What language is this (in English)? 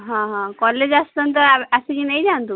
Odia